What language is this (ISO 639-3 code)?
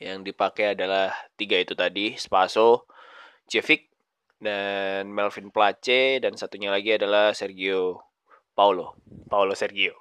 ind